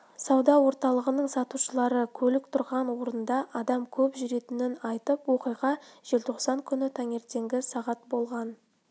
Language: Kazakh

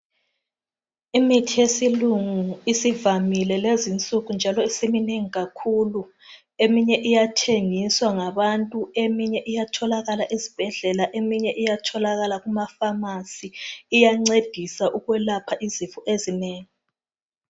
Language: North Ndebele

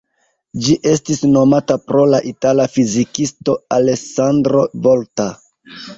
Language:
Esperanto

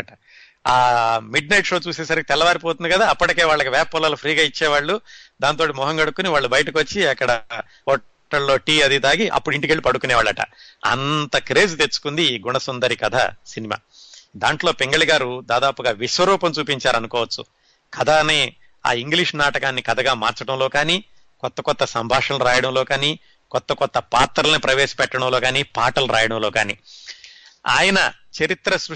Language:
Telugu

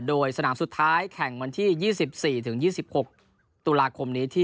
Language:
Thai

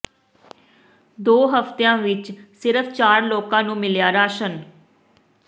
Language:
Punjabi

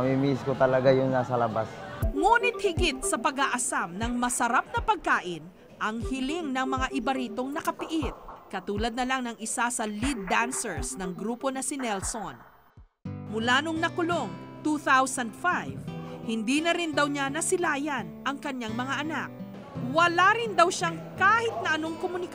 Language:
Filipino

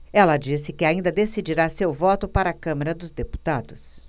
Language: Portuguese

